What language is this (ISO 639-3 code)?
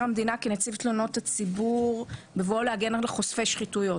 heb